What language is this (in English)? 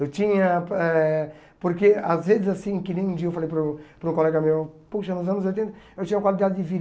Portuguese